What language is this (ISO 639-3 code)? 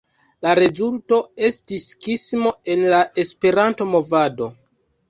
epo